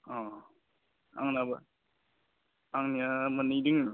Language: Bodo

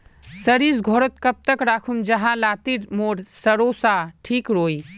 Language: Magahi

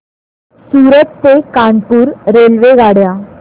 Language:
Marathi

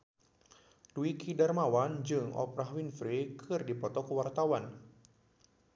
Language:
Sundanese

